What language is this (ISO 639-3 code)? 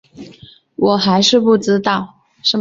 zho